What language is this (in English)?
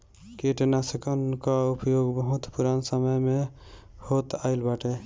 Bhojpuri